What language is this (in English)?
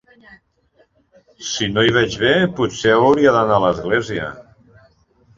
Catalan